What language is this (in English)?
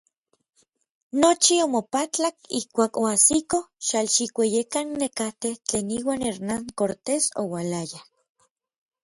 Orizaba Nahuatl